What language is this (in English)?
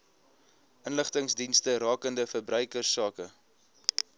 Afrikaans